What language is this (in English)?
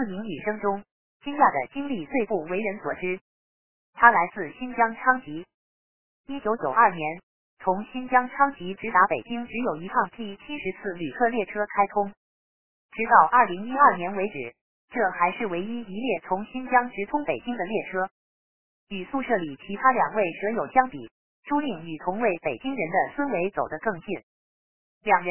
Chinese